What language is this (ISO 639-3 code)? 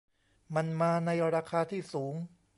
tha